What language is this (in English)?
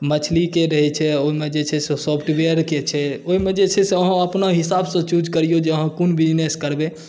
Maithili